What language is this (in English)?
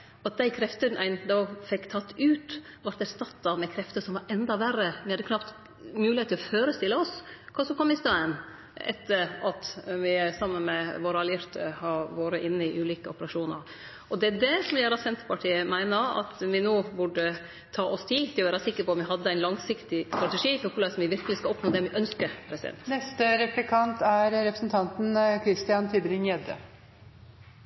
Norwegian